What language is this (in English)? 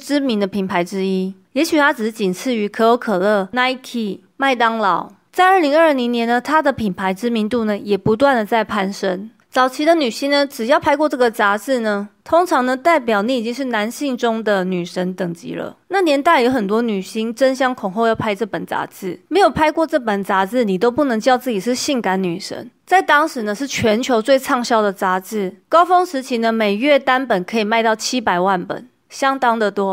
Chinese